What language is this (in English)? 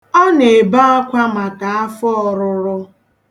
Igbo